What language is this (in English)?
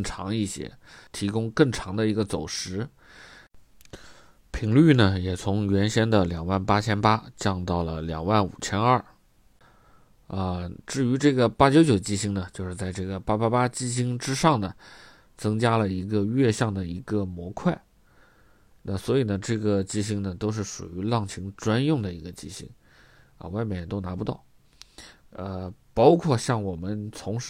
Chinese